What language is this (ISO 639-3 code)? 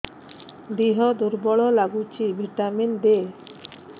ori